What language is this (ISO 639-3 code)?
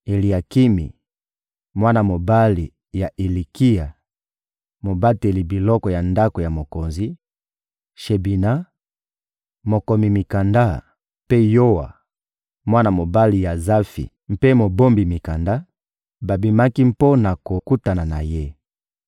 lin